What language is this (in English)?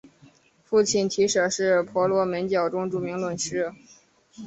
Chinese